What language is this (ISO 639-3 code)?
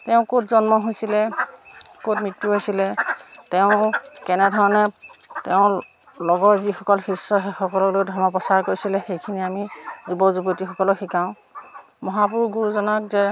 asm